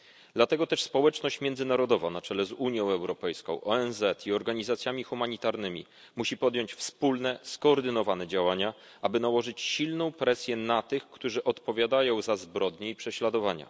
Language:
Polish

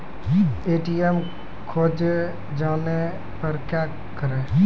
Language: Maithili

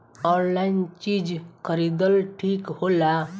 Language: Bhojpuri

